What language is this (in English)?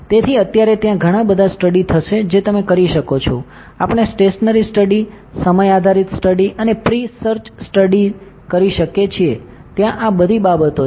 Gujarati